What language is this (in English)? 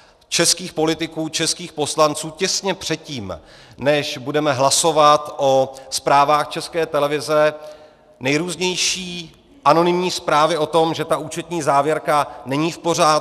Czech